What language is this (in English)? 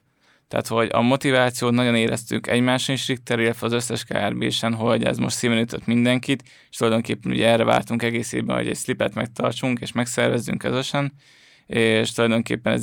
Hungarian